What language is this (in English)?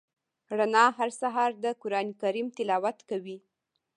Pashto